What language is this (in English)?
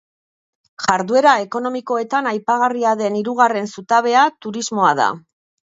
Basque